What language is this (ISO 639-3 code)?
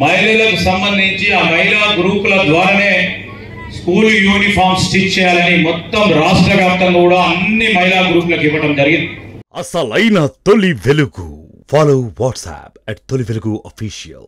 tel